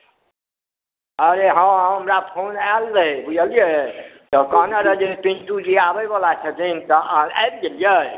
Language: Maithili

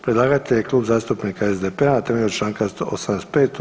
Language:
Croatian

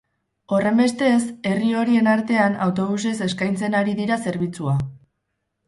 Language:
Basque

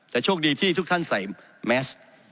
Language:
Thai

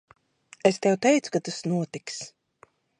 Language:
Latvian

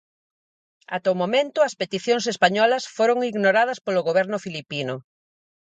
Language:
Galician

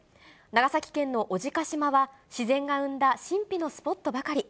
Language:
Japanese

